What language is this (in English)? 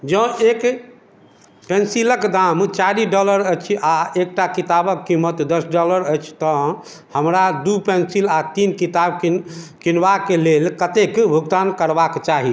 Maithili